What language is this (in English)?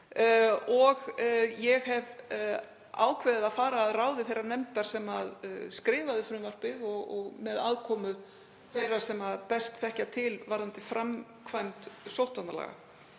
Icelandic